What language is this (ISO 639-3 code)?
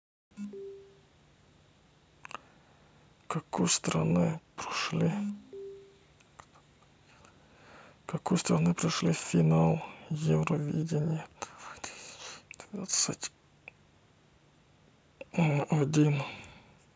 rus